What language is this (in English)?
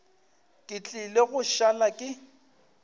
Northern Sotho